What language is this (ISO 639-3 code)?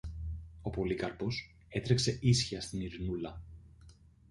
ell